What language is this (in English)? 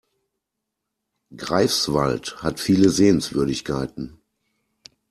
German